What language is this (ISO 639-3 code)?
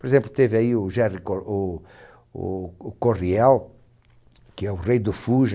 por